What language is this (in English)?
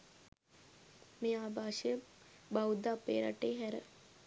Sinhala